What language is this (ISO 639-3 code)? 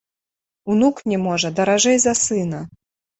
bel